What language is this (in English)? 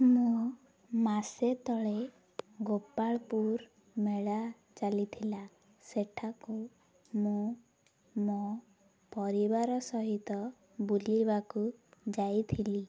Odia